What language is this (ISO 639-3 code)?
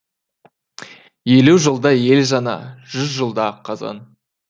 kaz